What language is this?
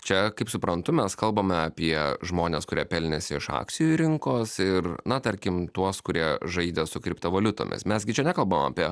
Lithuanian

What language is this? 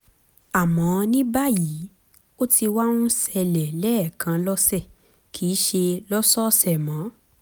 Yoruba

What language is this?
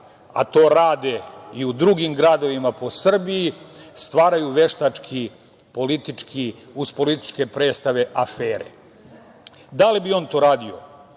Serbian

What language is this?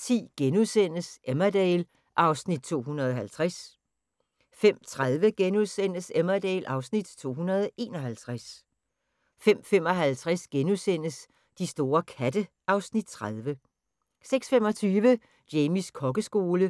Danish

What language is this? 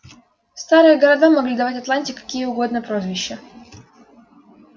Russian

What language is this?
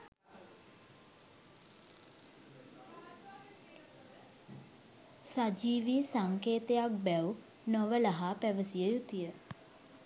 Sinhala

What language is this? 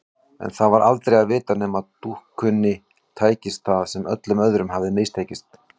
Icelandic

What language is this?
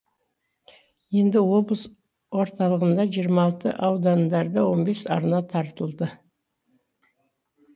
Kazakh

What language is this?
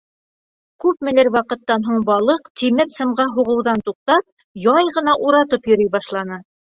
Bashkir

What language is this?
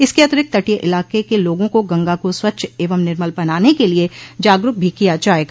Hindi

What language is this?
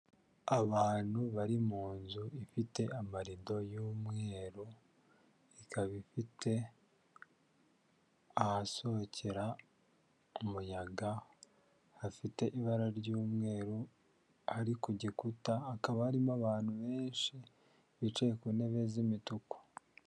Kinyarwanda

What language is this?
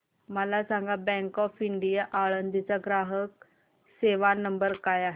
Marathi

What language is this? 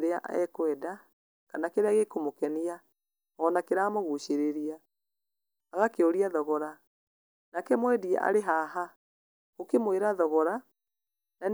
Kikuyu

